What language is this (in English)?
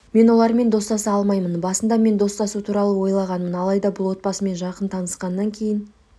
Kazakh